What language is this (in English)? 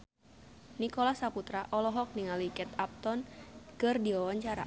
Sundanese